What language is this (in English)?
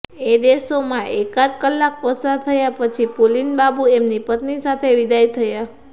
Gujarati